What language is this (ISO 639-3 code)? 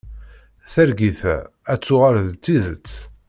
kab